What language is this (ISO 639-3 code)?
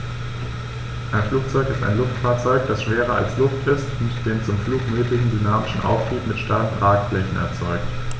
deu